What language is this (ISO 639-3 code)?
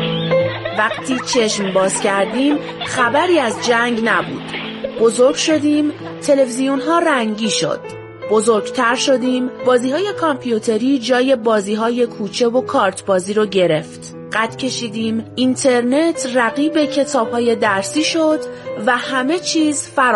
fas